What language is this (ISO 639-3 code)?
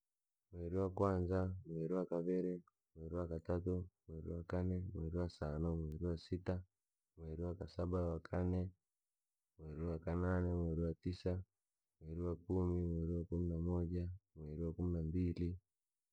lag